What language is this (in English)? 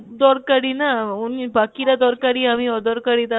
Bangla